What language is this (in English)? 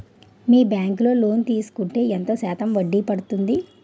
Telugu